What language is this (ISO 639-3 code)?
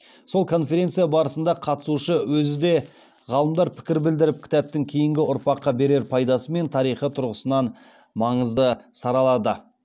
kaz